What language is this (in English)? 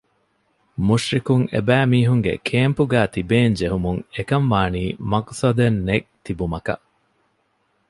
Divehi